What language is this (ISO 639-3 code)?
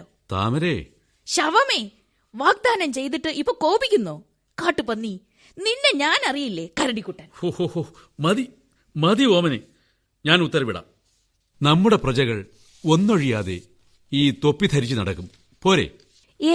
mal